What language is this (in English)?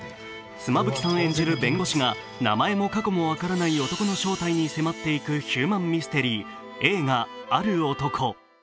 Japanese